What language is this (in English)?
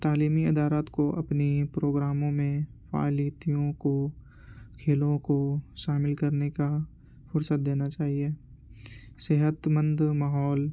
Urdu